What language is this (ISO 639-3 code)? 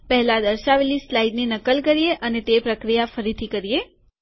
guj